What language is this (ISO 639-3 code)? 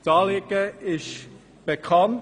gsw